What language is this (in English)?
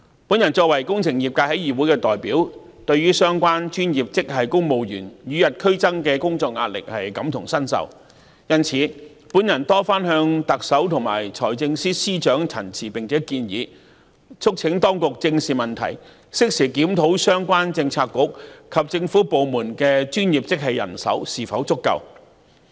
Cantonese